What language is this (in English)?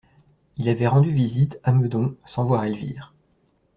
French